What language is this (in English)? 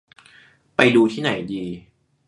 Thai